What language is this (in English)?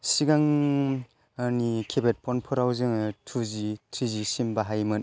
Bodo